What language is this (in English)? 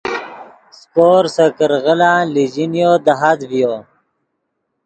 Yidgha